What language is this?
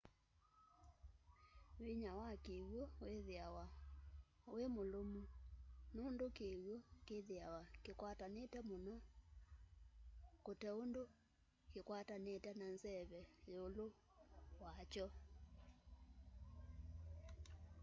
Kamba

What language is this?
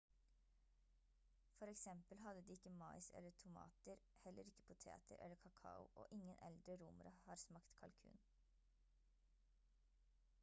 Norwegian Bokmål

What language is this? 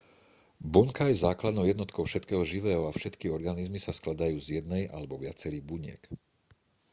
Slovak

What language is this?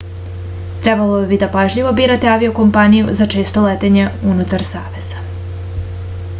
Serbian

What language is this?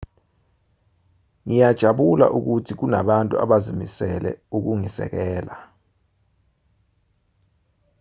Zulu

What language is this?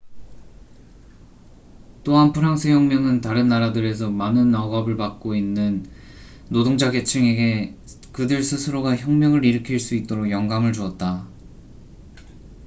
Korean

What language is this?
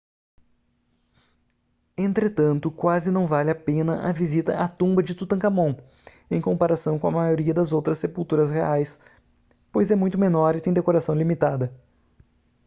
Portuguese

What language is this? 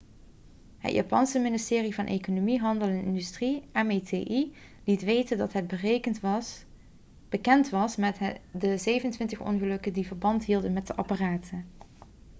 Dutch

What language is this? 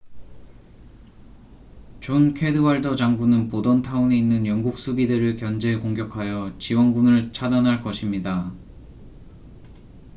Korean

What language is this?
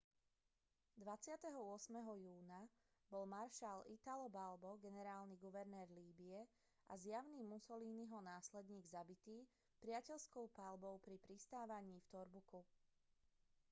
Slovak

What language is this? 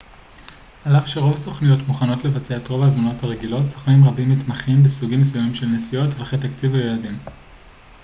Hebrew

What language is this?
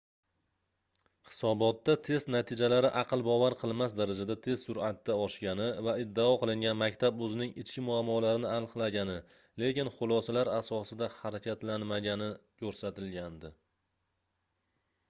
Uzbek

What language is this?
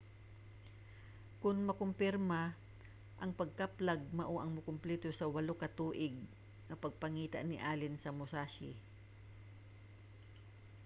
Cebuano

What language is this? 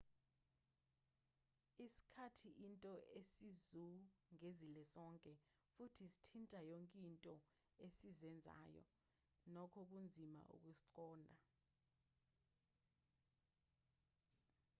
Zulu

